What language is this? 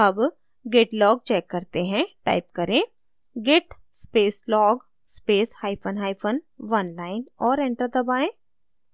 Hindi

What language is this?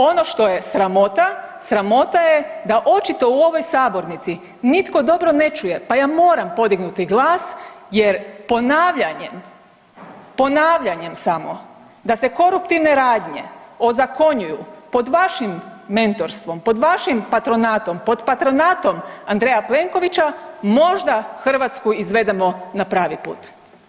Croatian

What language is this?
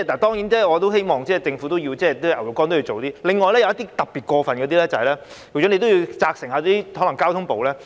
Cantonese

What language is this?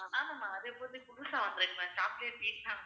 Tamil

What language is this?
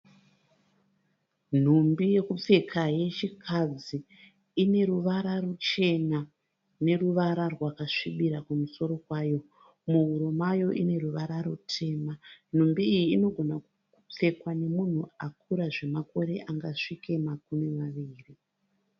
Shona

